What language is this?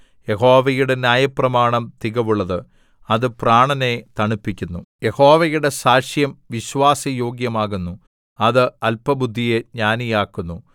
Malayalam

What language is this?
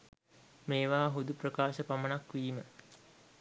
Sinhala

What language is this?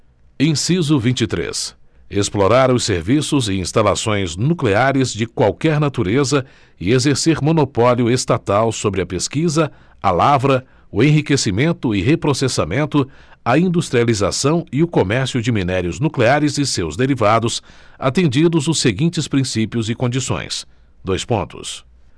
Portuguese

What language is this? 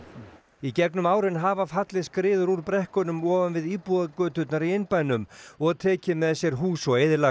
Icelandic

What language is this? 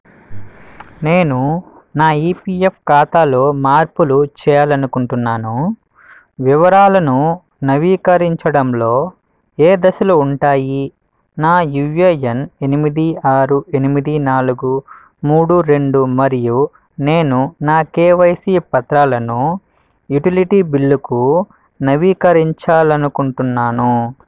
Telugu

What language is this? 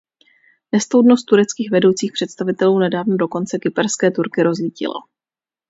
Czech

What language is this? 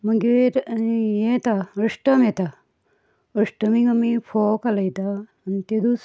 Konkani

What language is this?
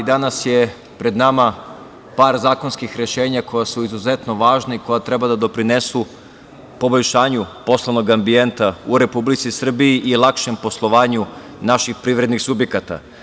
Serbian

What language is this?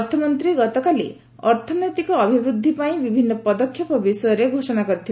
Odia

